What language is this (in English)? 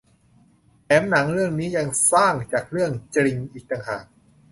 Thai